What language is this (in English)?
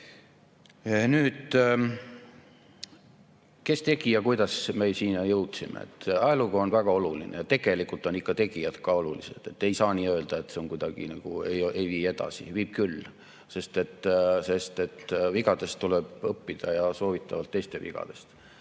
Estonian